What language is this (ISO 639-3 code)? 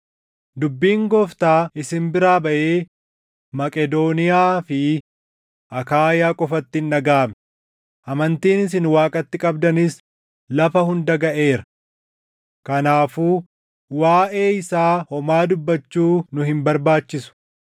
orm